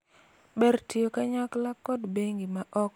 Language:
Luo (Kenya and Tanzania)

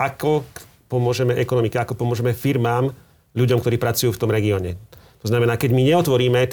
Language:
Slovak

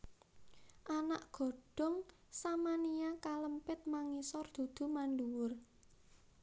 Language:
Javanese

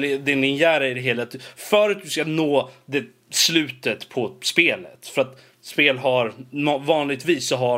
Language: Swedish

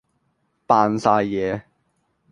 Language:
Cantonese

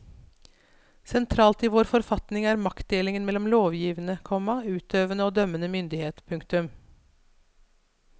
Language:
Norwegian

